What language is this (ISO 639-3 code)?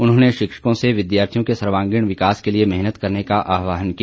hin